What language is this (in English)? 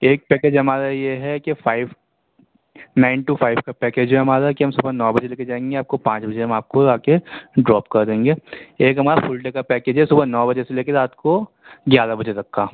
Urdu